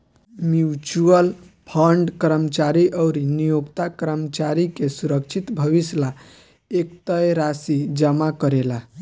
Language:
Bhojpuri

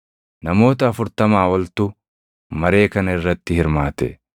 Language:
Oromo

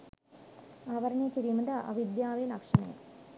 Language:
Sinhala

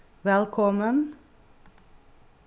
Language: Faroese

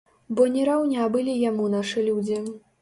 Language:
Belarusian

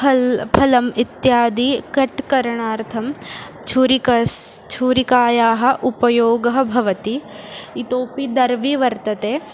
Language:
Sanskrit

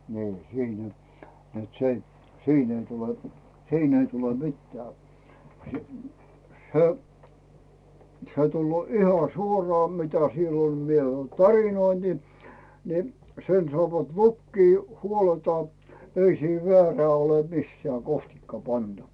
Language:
Finnish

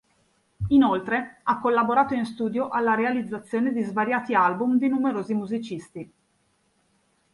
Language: Italian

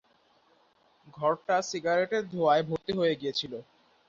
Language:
Bangla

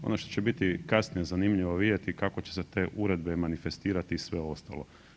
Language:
Croatian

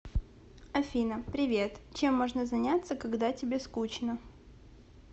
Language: Russian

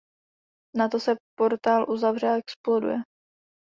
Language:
Czech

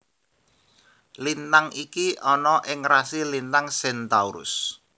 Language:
Javanese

